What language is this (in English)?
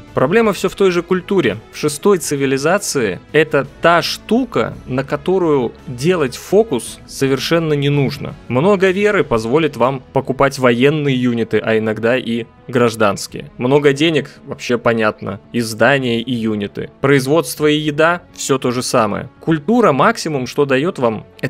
Russian